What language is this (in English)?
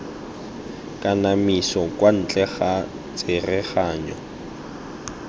Tswana